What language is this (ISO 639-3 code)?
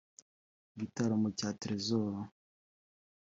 kin